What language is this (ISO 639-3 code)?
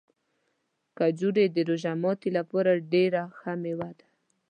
pus